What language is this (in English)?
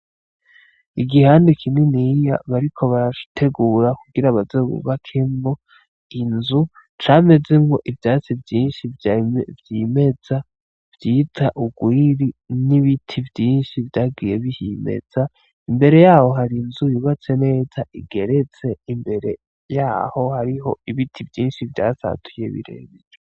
Rundi